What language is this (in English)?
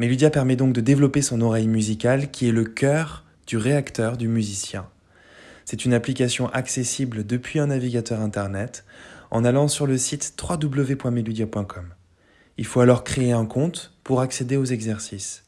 French